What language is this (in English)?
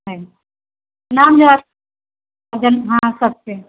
Maithili